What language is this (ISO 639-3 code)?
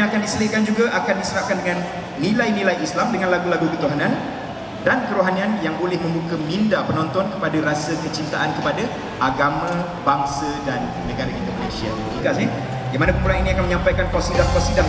msa